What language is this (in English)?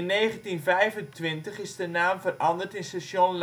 Dutch